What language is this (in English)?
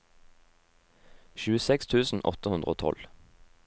Norwegian